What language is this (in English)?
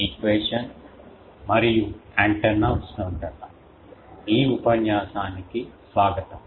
Telugu